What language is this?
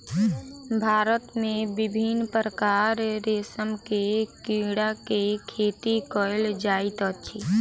Maithili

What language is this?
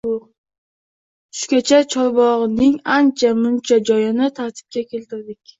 Uzbek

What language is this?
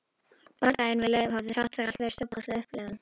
Icelandic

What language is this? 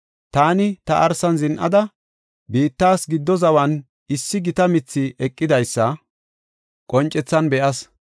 Gofa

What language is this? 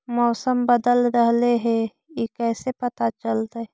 Magahi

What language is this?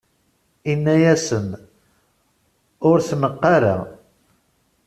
Kabyle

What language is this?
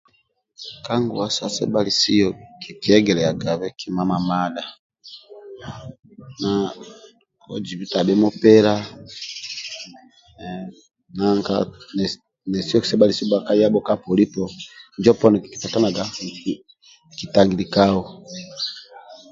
Amba (Uganda)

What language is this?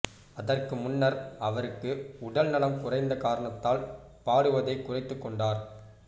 Tamil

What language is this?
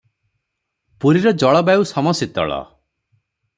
Odia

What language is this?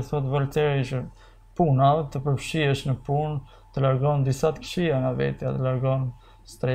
Romanian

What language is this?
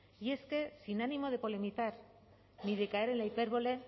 Spanish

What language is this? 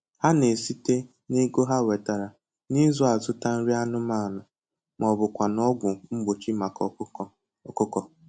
Igbo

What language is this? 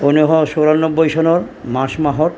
Assamese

